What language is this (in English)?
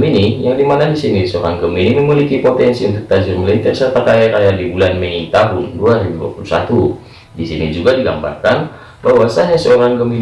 Indonesian